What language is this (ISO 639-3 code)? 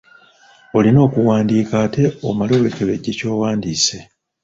lug